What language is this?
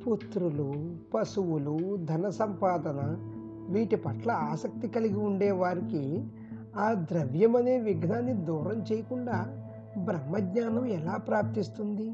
Telugu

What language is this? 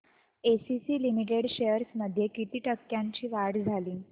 Marathi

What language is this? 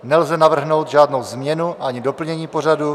Czech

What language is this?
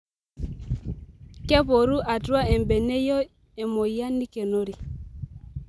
Masai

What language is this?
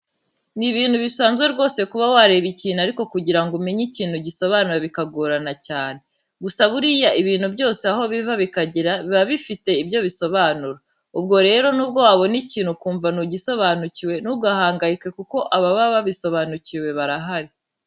Kinyarwanda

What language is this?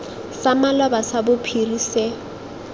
Tswana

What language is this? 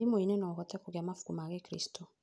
Kikuyu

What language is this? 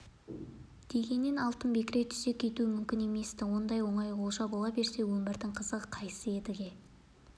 Kazakh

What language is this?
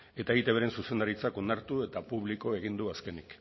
Basque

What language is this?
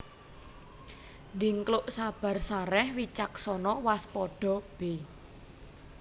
Javanese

